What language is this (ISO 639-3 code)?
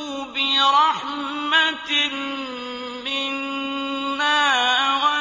ara